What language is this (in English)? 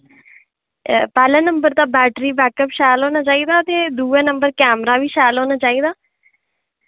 Dogri